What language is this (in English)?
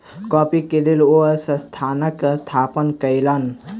Maithili